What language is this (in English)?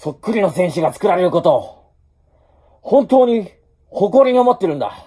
Japanese